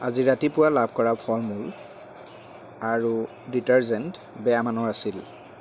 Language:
Assamese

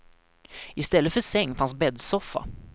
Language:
Swedish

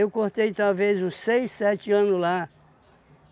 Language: Portuguese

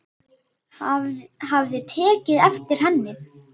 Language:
Icelandic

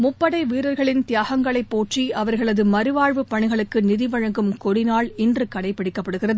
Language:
Tamil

